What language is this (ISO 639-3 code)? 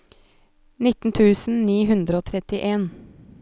nor